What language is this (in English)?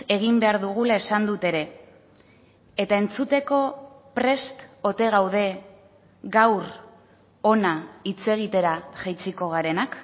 Basque